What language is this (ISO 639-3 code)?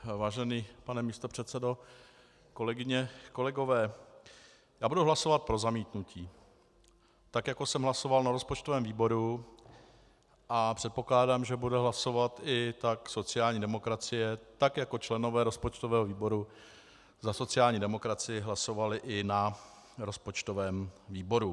ces